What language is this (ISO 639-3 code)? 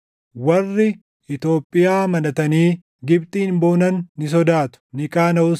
orm